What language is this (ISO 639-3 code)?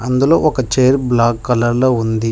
tel